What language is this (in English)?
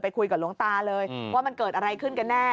Thai